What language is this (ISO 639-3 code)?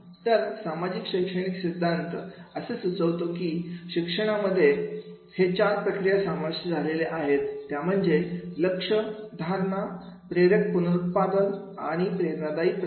mar